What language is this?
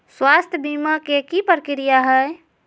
Magahi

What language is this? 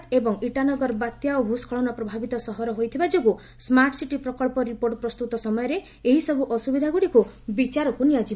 Odia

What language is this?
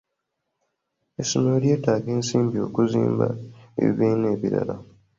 Ganda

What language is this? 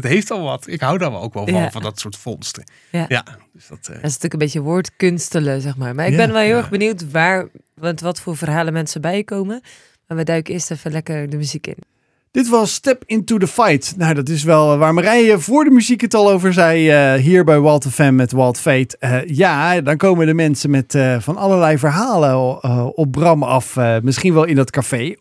Dutch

